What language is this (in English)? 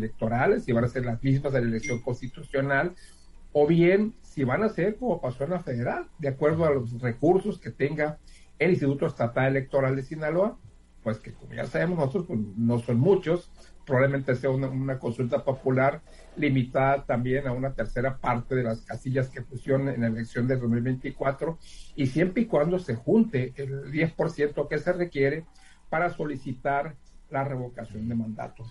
Spanish